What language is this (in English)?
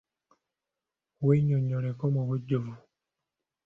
Ganda